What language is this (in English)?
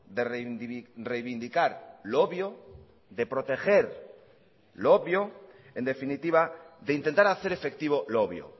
Spanish